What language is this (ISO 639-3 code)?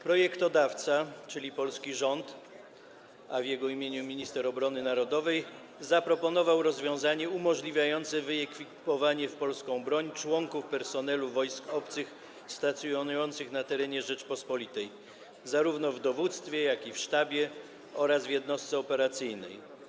pol